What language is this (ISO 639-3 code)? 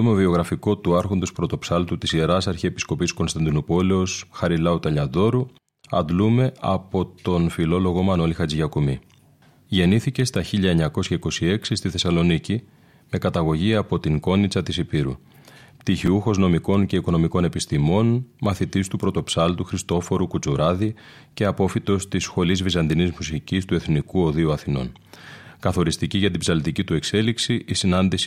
ell